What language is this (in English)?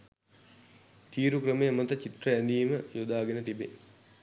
Sinhala